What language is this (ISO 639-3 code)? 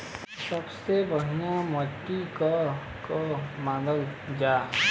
bho